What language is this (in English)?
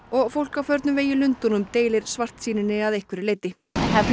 Icelandic